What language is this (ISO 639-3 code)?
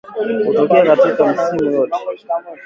swa